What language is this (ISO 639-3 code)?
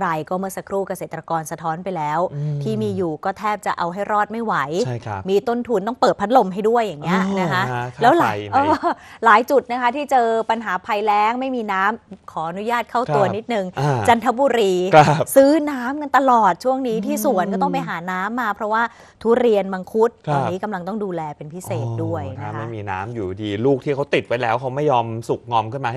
tha